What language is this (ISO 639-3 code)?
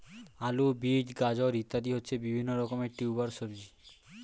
ben